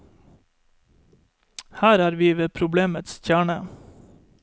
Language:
Norwegian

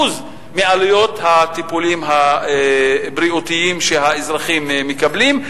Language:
Hebrew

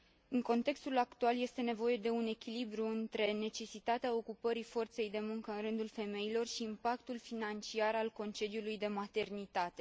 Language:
Romanian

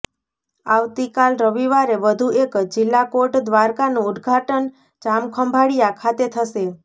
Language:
Gujarati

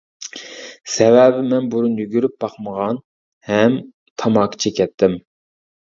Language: Uyghur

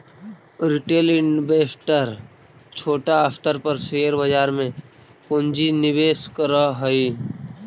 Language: Magahi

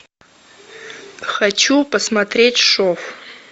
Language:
Russian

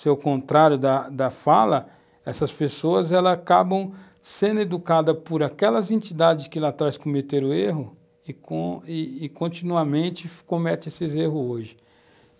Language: Portuguese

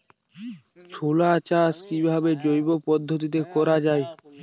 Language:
Bangla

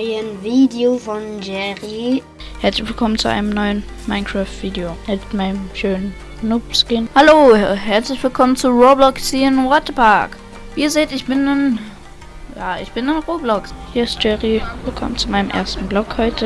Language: German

